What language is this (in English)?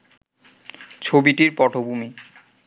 Bangla